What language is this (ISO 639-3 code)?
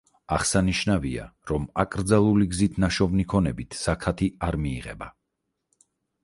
kat